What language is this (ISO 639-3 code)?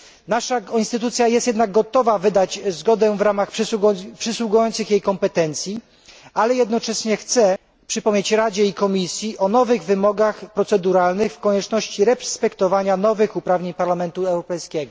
pol